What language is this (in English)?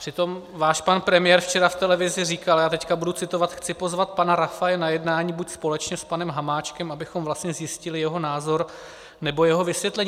Czech